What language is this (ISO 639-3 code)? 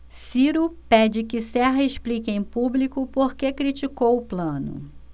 por